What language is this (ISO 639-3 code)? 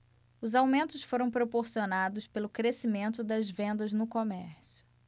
por